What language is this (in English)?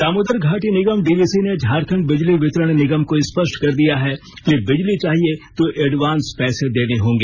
Hindi